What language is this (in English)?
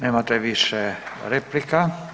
Croatian